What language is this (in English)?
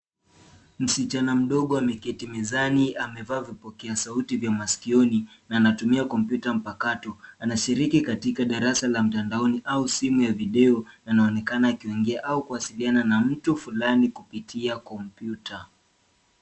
Swahili